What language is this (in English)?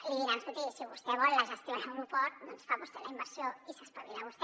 Catalan